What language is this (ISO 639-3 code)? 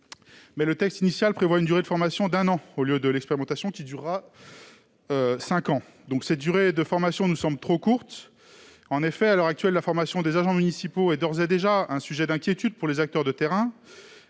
fra